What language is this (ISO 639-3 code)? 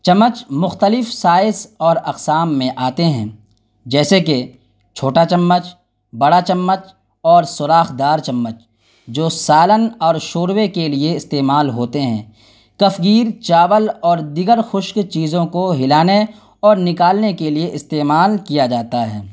urd